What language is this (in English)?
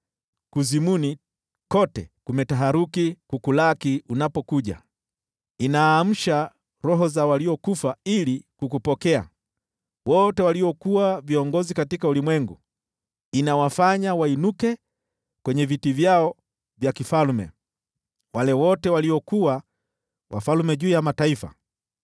Swahili